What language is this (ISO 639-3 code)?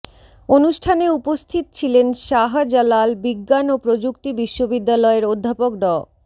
ben